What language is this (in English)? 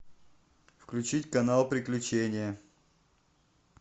Russian